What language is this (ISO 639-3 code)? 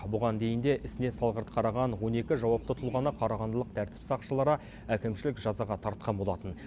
kaz